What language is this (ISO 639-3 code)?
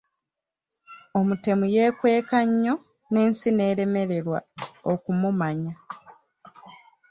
lug